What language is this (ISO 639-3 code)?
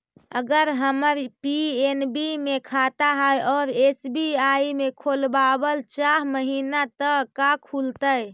mag